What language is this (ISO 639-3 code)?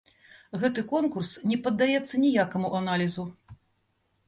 bel